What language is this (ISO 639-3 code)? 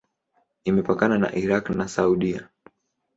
swa